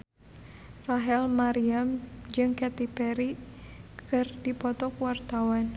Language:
Sundanese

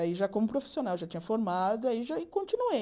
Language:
Portuguese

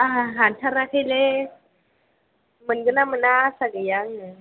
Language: Bodo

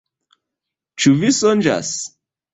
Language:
Esperanto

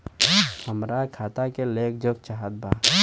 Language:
Bhojpuri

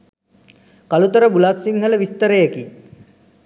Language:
Sinhala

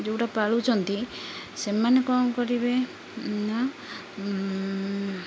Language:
Odia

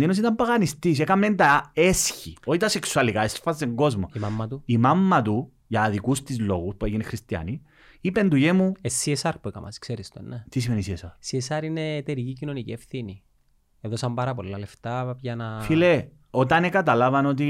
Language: Greek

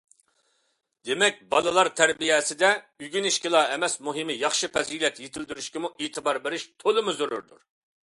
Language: Uyghur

